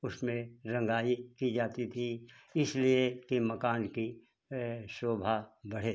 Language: Hindi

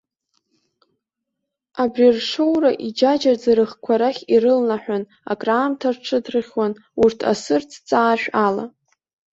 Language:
Abkhazian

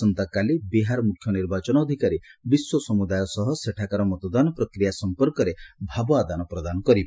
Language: Odia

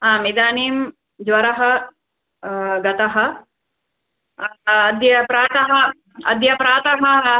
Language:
Sanskrit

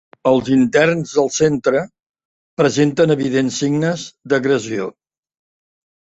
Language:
Catalan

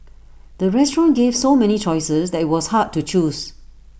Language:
English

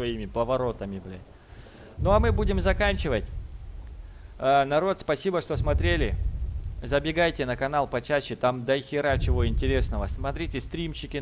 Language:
Russian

